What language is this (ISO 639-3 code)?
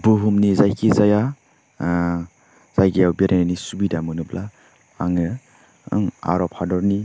brx